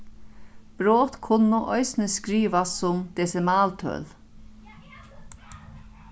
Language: Faroese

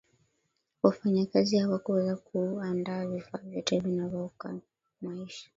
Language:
Swahili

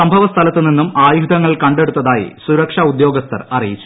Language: Malayalam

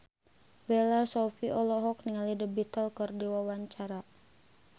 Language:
Sundanese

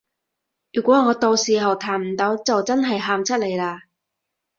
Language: Cantonese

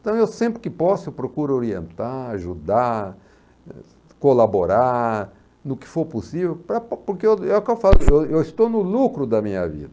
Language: Portuguese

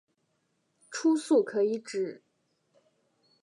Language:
Chinese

